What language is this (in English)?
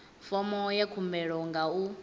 Venda